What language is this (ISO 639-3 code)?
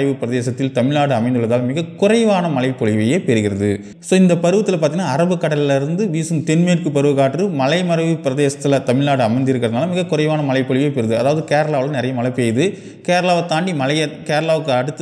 kor